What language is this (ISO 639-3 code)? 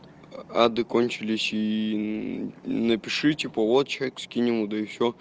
rus